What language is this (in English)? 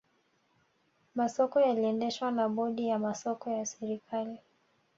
Swahili